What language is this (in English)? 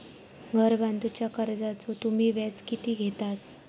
Marathi